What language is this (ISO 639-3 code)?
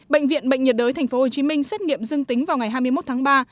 vie